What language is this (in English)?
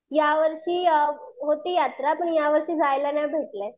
Marathi